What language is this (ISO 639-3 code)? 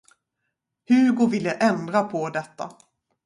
swe